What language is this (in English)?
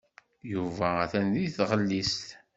Kabyle